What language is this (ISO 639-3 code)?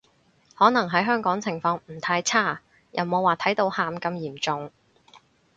yue